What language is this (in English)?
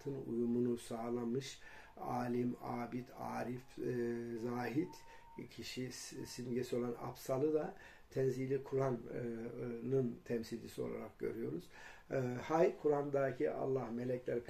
Turkish